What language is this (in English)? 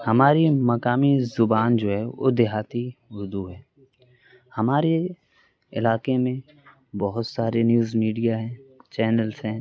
Urdu